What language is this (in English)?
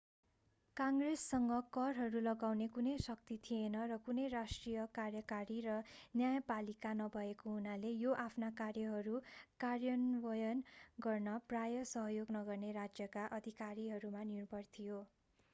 Nepali